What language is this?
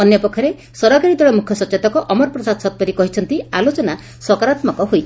Odia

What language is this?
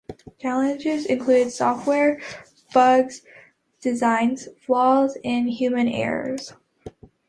English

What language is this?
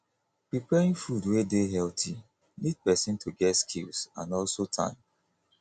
Nigerian Pidgin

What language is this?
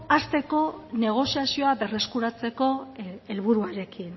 Basque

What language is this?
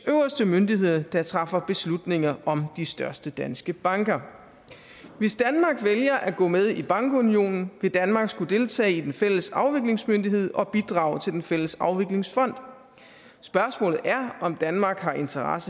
Danish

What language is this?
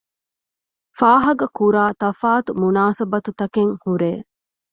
Divehi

